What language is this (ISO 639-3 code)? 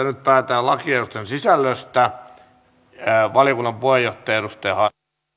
fin